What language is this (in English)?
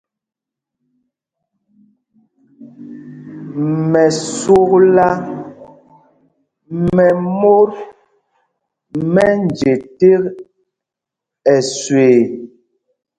Mpumpong